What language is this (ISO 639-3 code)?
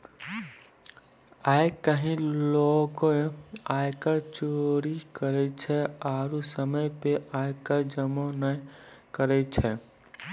mai